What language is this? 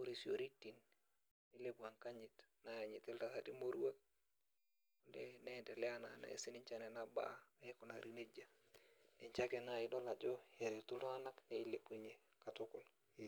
Masai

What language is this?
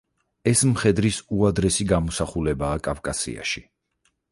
Georgian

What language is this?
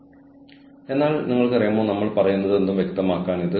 Malayalam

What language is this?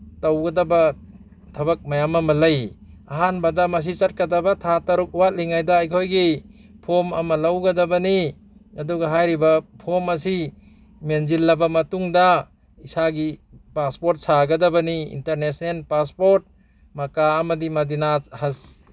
Manipuri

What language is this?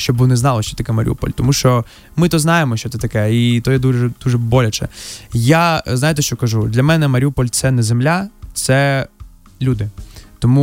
Ukrainian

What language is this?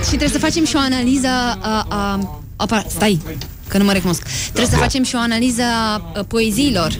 Romanian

